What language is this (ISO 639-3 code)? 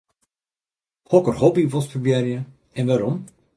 fry